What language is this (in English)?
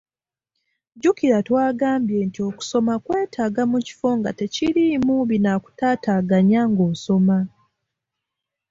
Ganda